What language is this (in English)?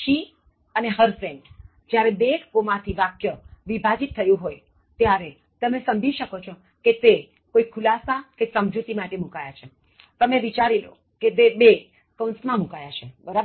Gujarati